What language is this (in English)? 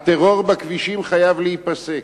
Hebrew